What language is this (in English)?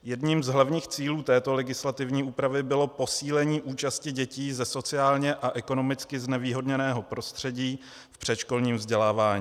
Czech